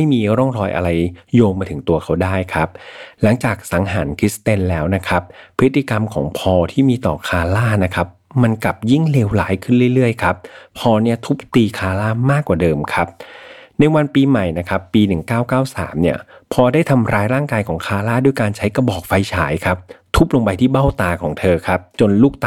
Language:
Thai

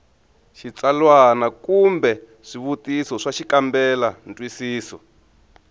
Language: Tsonga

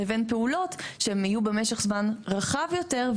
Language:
Hebrew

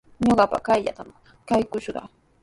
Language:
Sihuas Ancash Quechua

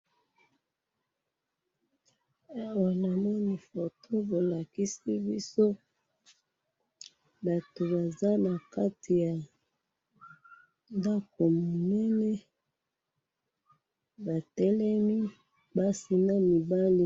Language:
Lingala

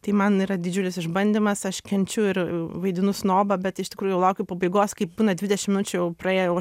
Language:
Lithuanian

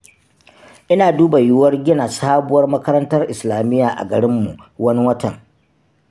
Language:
Hausa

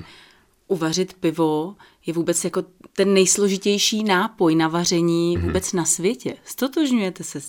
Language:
Czech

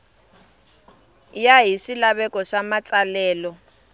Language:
Tsonga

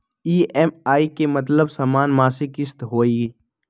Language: Magahi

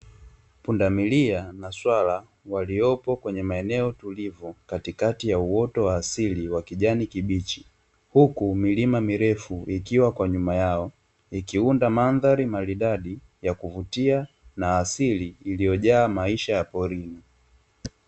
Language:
Swahili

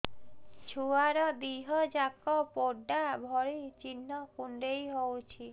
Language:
Odia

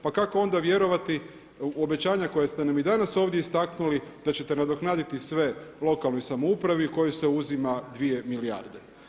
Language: Croatian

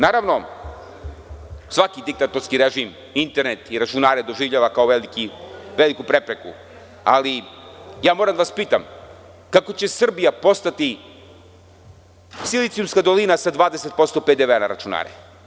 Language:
Serbian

